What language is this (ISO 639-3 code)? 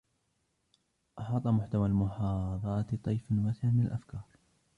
ara